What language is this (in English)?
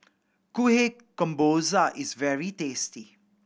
English